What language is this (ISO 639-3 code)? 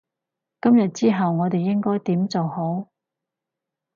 yue